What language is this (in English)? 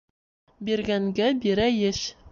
Bashkir